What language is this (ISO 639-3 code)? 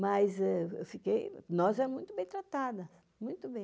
por